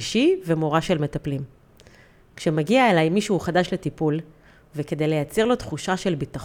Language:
Hebrew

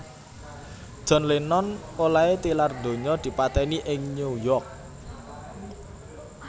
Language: Javanese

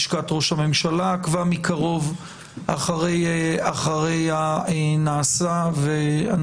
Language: Hebrew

